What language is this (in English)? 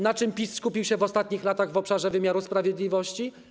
Polish